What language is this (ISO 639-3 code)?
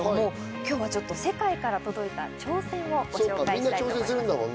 jpn